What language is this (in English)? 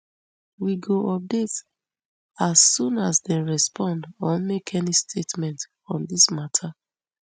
Nigerian Pidgin